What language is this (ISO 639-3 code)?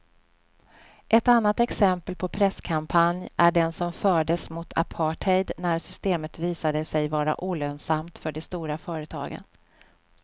swe